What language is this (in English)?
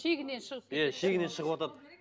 Kazakh